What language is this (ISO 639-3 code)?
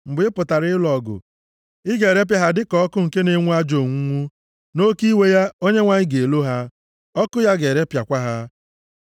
ibo